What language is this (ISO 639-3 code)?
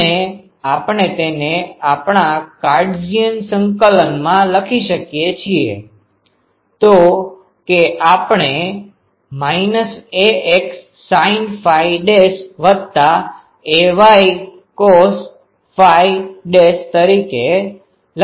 guj